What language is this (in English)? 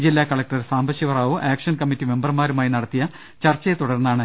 Malayalam